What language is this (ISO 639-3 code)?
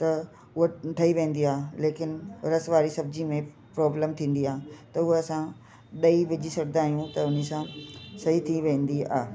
snd